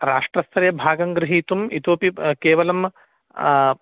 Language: Sanskrit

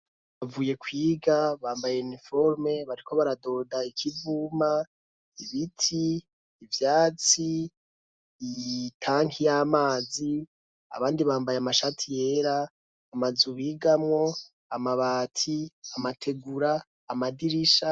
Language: Rundi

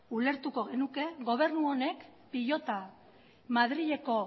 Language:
Basque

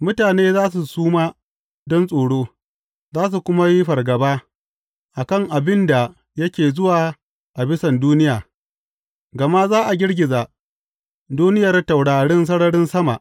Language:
Hausa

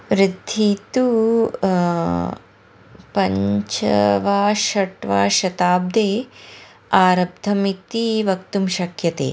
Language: Sanskrit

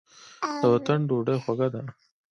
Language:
Pashto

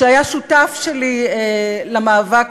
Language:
Hebrew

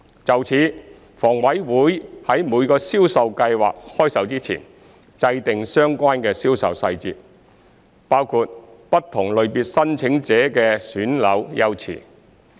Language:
Cantonese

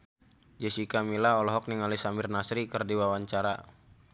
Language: Sundanese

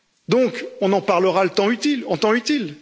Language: French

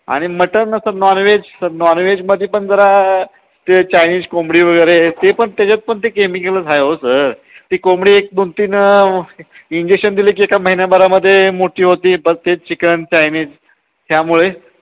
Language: Marathi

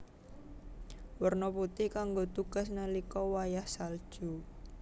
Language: Javanese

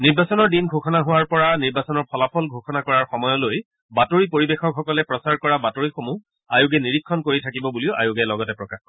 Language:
Assamese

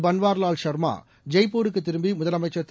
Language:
Tamil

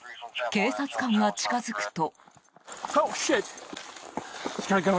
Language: Japanese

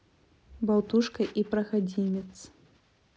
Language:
Russian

